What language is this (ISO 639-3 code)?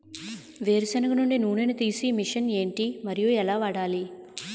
tel